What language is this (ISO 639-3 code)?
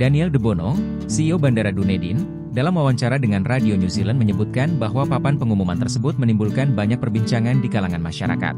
ind